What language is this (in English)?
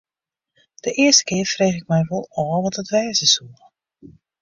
Western Frisian